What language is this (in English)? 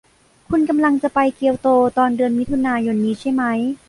Thai